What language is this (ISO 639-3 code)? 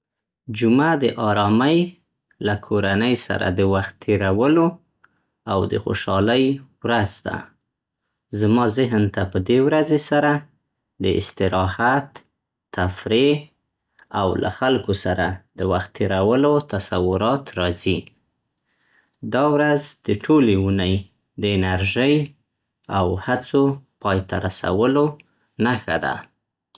pst